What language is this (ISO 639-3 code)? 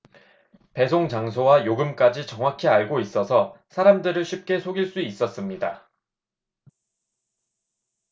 kor